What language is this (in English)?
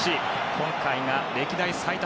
Japanese